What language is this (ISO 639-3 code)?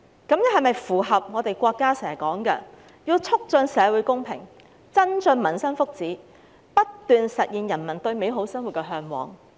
yue